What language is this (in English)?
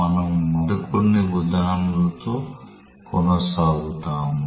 Telugu